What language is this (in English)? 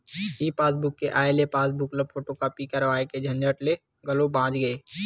Chhattisgarhi